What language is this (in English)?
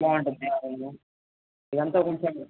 Telugu